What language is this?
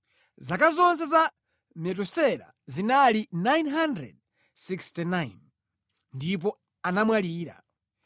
Nyanja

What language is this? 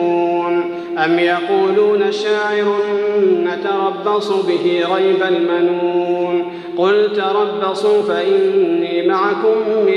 Arabic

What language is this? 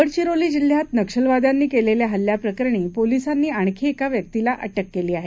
Marathi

